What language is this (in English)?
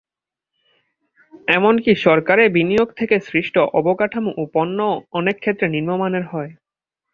Bangla